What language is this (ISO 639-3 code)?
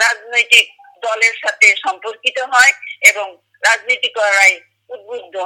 ben